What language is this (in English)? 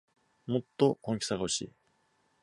Japanese